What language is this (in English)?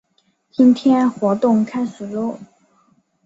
Chinese